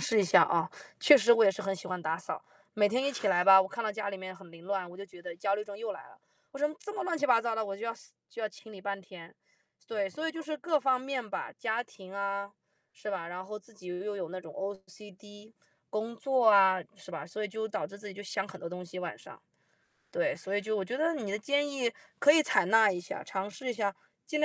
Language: Chinese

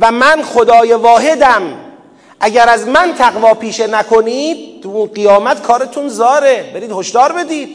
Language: Persian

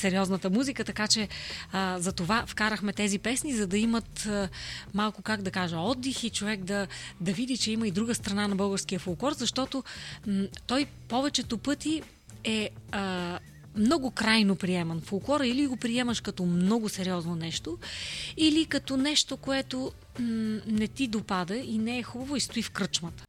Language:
Bulgarian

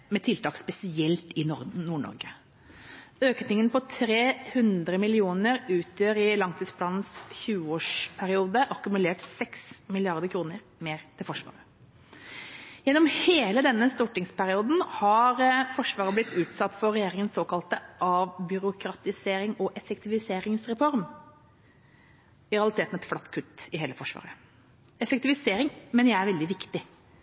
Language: Norwegian Bokmål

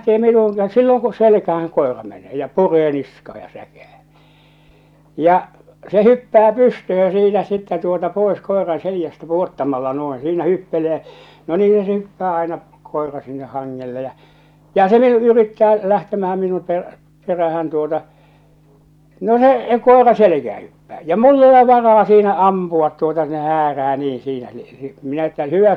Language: Finnish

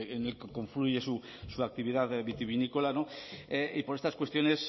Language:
Spanish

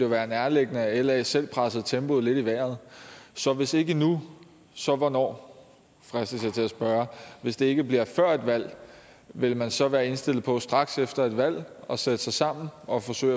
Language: Danish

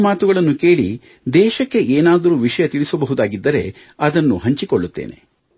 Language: Kannada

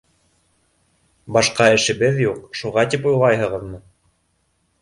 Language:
Bashkir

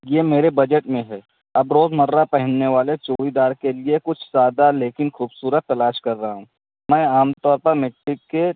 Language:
Urdu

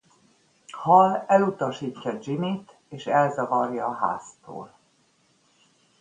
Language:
Hungarian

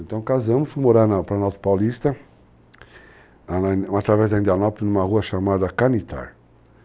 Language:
Portuguese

